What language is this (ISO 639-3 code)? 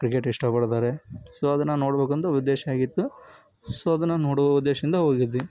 kan